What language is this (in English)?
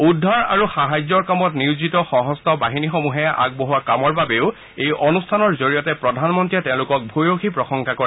Assamese